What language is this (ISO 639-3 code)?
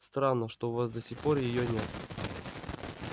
rus